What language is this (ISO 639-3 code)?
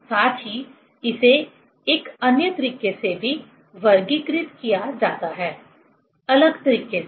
hin